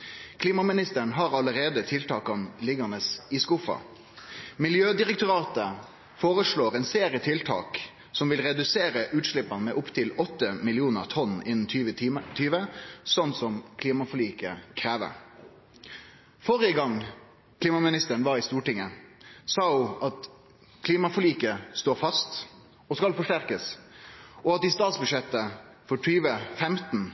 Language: Norwegian Nynorsk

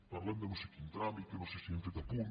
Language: Catalan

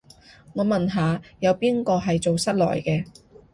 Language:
Cantonese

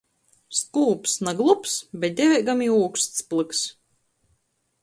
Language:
Latgalian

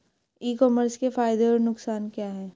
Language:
Hindi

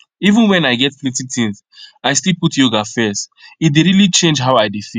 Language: Nigerian Pidgin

